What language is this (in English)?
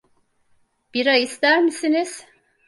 Turkish